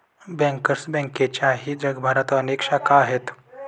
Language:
Marathi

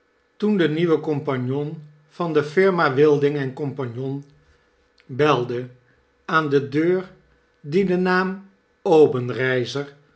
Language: Dutch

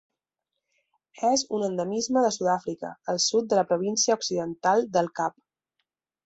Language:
Catalan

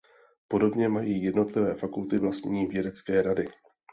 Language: Czech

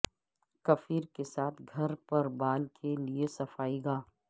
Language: Urdu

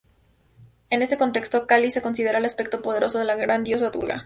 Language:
Spanish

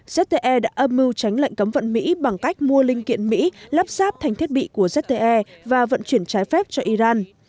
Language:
Vietnamese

